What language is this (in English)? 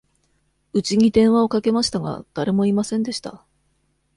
Japanese